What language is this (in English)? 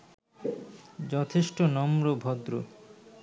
Bangla